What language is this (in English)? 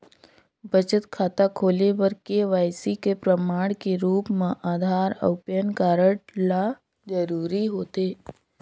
Chhattisgarhi